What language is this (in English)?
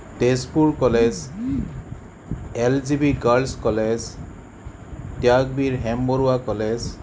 Assamese